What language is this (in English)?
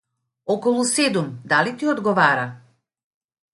Macedonian